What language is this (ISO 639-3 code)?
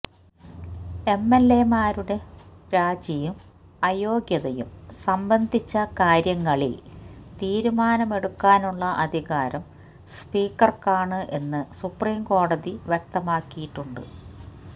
mal